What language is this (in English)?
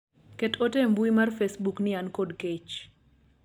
Luo (Kenya and Tanzania)